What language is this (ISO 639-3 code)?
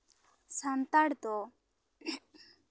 sat